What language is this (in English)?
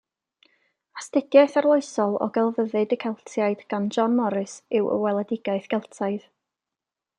Welsh